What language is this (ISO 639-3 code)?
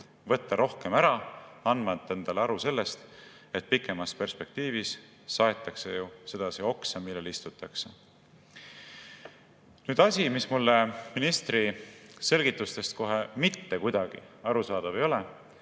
est